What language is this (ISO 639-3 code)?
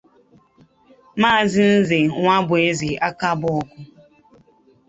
ibo